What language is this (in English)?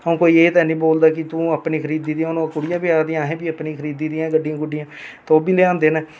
Dogri